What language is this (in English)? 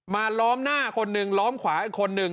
Thai